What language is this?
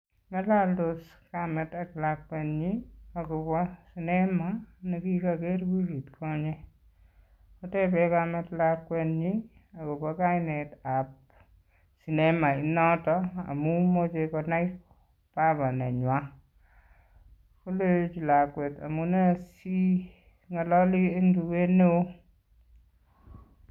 Kalenjin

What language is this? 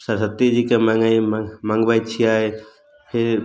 Maithili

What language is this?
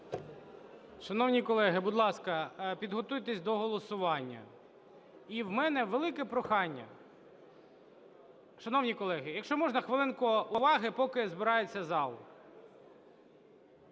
Ukrainian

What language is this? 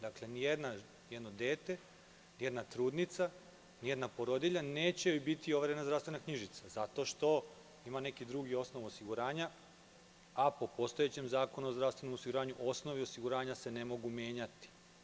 Serbian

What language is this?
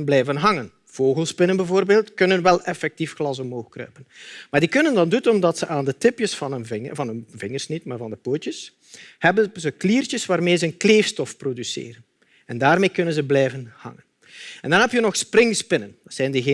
Dutch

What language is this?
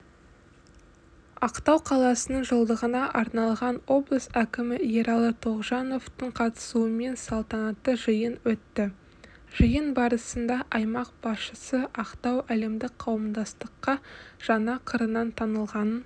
Kazakh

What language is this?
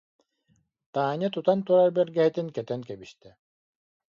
Yakut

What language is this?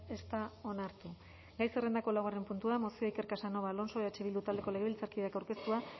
Basque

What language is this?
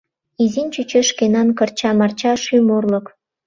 Mari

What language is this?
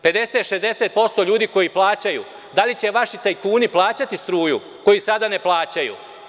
Serbian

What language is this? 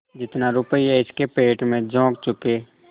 Hindi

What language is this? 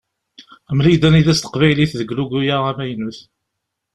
Kabyle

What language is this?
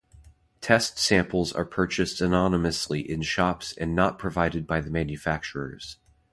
English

